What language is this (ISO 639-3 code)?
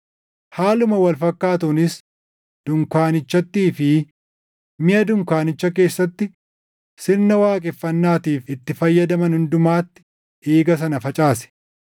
orm